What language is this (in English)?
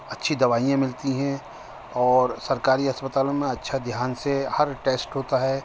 Urdu